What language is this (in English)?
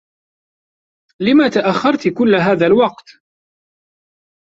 Arabic